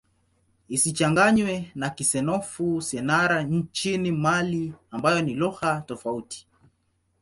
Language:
Swahili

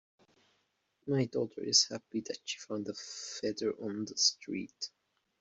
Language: English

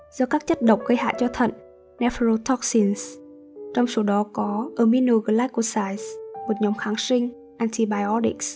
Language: Vietnamese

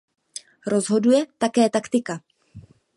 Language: Czech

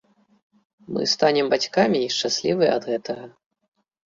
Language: Belarusian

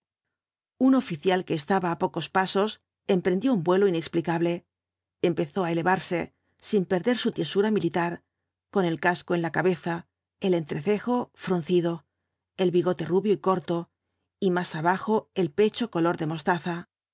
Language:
Spanish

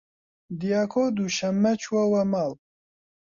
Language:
Central Kurdish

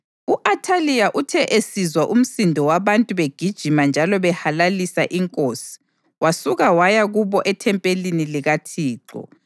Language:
North Ndebele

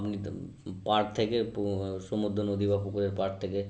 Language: Bangla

